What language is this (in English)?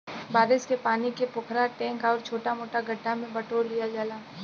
Bhojpuri